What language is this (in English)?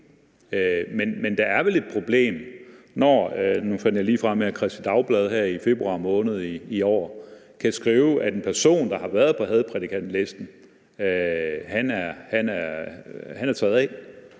Danish